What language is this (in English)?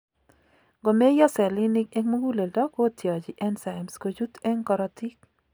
Kalenjin